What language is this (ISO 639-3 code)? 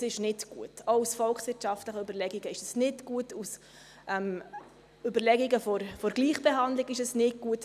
gsw